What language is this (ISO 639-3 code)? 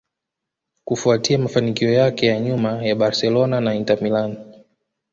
swa